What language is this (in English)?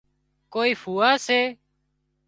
Wadiyara Koli